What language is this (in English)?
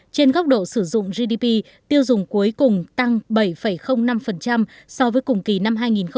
Vietnamese